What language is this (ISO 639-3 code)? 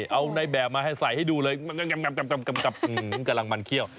tha